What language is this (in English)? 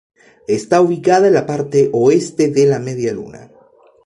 Spanish